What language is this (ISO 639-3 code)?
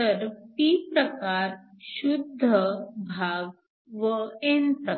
mar